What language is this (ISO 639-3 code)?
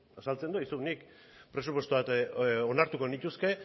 eus